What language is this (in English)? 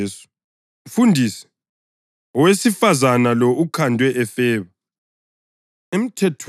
North Ndebele